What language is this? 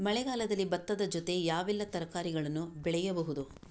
Kannada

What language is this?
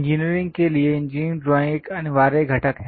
Hindi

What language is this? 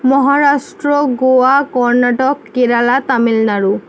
Bangla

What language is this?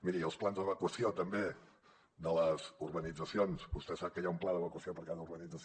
Catalan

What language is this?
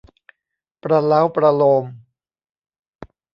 Thai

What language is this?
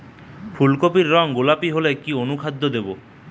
Bangla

